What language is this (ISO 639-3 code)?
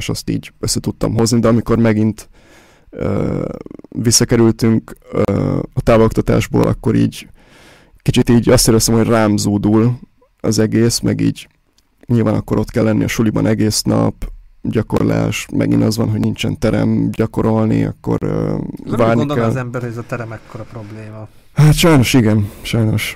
hun